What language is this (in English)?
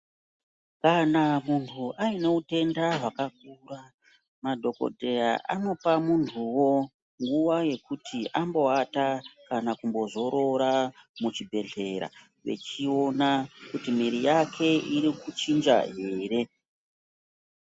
Ndau